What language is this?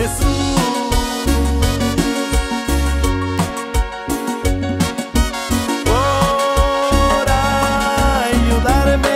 Spanish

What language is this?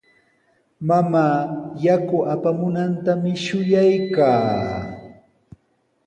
Sihuas Ancash Quechua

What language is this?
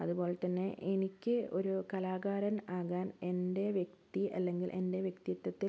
Malayalam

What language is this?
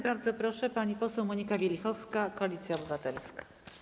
Polish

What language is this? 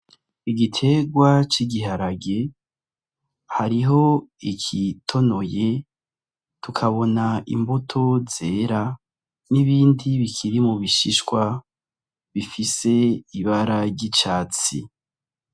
Rundi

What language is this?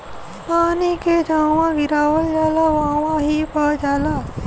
Bhojpuri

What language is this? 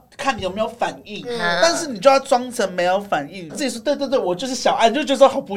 Chinese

